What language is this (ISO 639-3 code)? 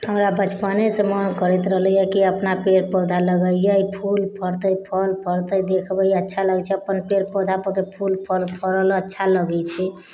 mai